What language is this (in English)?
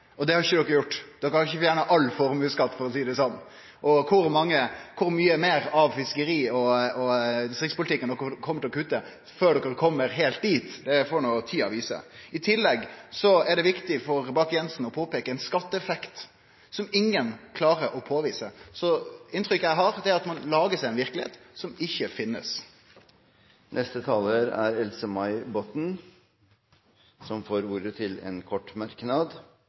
Norwegian